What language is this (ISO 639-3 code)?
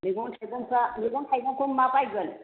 brx